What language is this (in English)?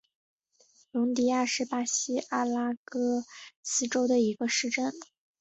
Chinese